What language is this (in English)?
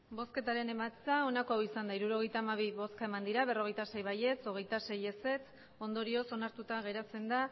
Basque